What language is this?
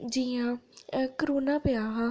Dogri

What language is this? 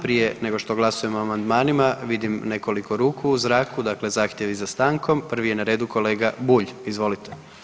Croatian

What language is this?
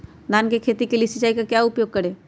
Magahi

